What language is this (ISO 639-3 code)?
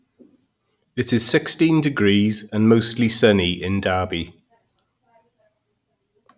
eng